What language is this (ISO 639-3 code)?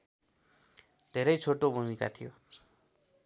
nep